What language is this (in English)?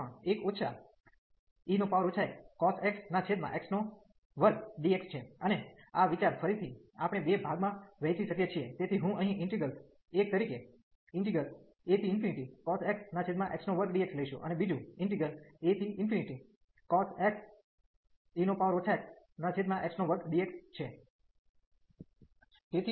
Gujarati